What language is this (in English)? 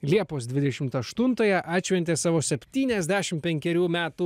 Lithuanian